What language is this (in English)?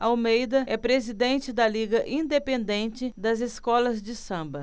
Portuguese